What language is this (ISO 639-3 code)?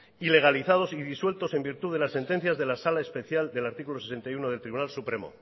spa